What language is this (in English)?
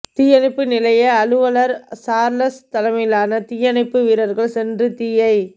Tamil